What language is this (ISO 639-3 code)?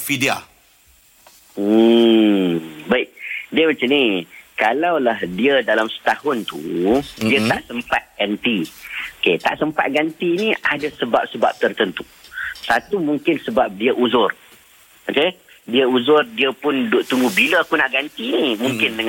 msa